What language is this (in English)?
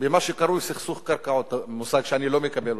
Hebrew